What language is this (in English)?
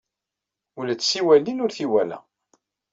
Kabyle